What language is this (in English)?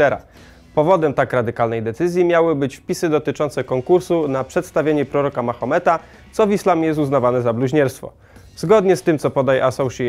Polish